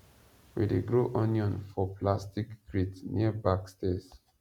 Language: Nigerian Pidgin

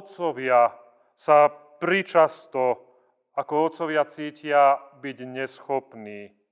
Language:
Slovak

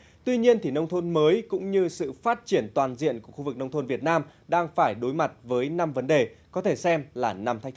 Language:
Vietnamese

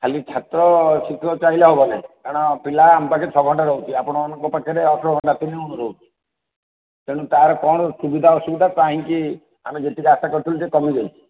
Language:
Odia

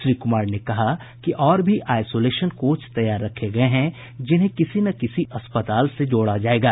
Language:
Hindi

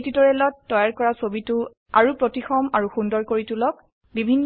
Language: Assamese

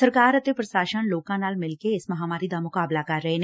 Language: Punjabi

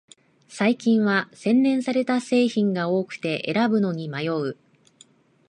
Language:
Japanese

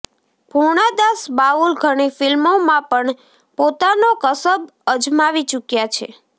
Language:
Gujarati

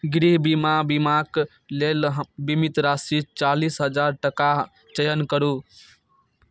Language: Maithili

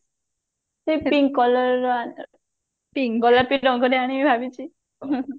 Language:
Odia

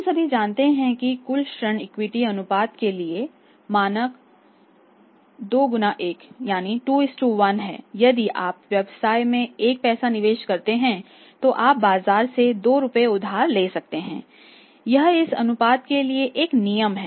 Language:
Hindi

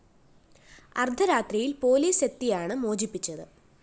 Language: Malayalam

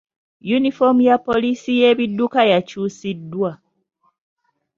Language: Ganda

